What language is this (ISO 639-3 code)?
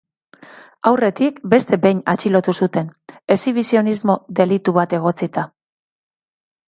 eus